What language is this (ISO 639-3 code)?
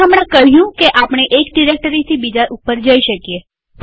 guj